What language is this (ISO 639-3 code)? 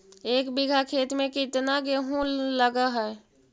mag